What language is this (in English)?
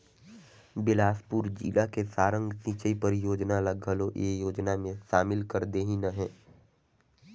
Chhattisgarhi